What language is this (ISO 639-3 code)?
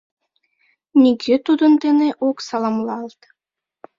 chm